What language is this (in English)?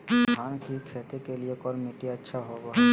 Magahi